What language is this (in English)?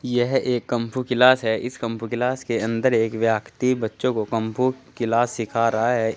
Hindi